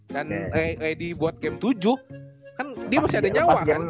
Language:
Indonesian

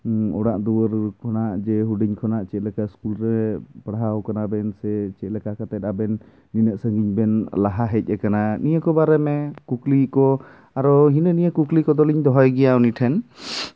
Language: Santali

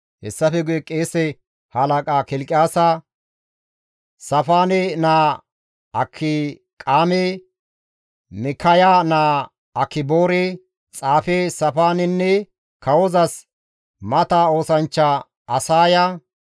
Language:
Gamo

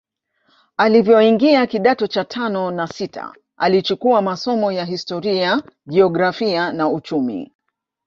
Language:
Swahili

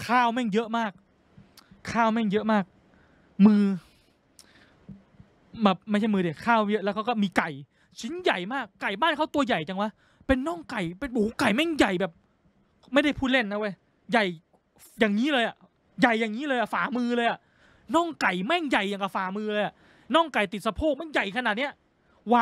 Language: Thai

